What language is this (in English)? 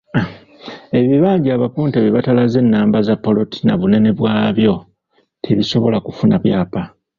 Ganda